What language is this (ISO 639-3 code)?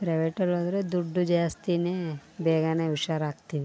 kan